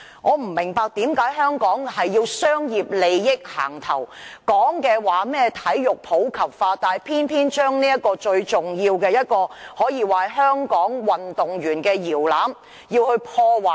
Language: Cantonese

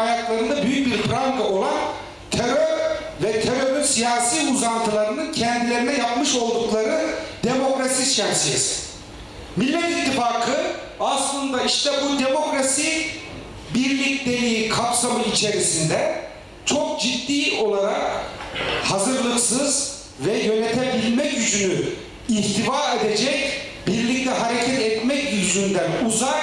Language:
Turkish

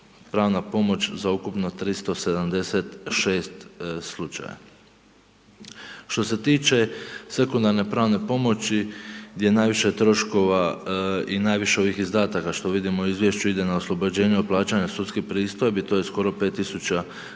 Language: Croatian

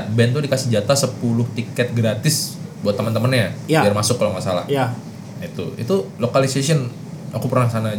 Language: Indonesian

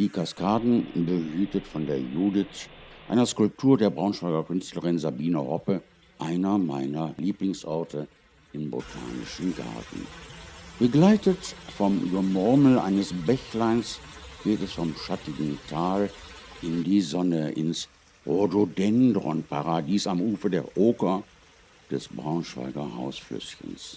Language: German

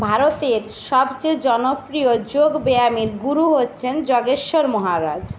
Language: Bangla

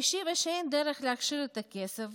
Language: Hebrew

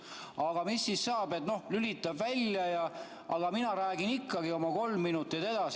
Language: Estonian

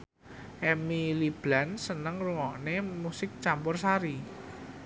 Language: Javanese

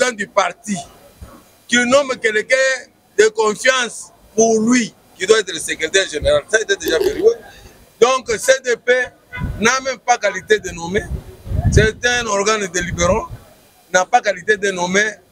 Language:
French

